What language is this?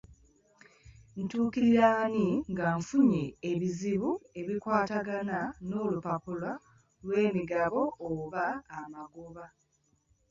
Ganda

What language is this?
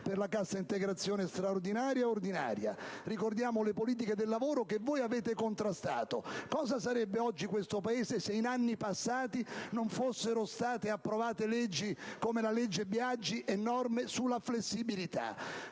Italian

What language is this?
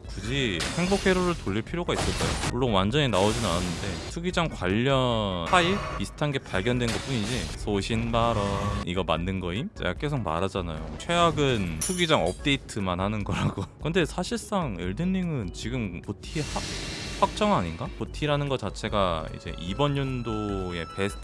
Korean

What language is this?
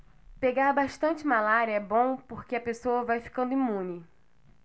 Portuguese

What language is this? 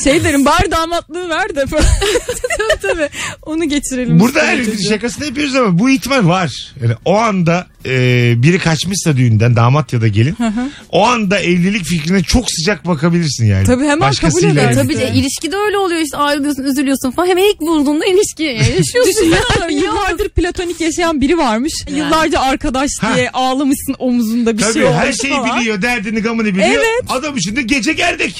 Turkish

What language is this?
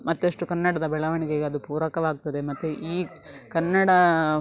Kannada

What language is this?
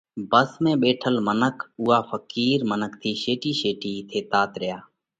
Parkari Koli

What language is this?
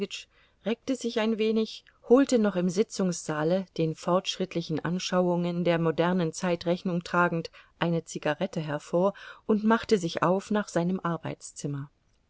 German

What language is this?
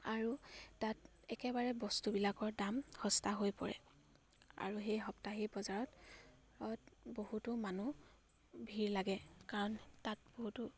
Assamese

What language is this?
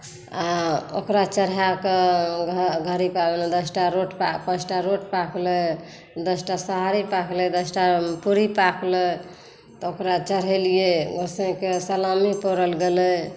Maithili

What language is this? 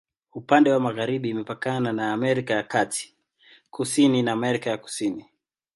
Swahili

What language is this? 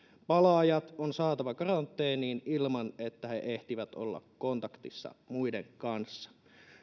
Finnish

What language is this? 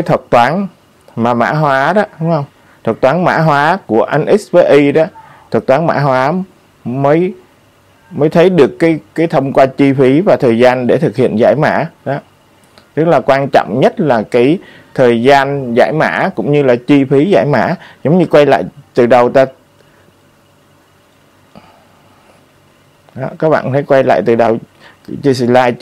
Vietnamese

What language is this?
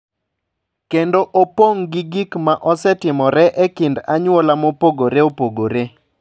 Luo (Kenya and Tanzania)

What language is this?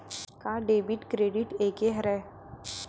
Chhattisgarhi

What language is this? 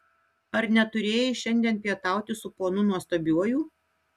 Lithuanian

